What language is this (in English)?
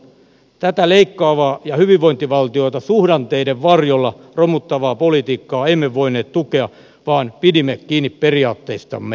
Finnish